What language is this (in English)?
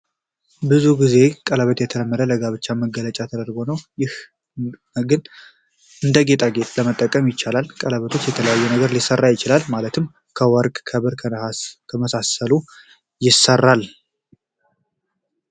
Amharic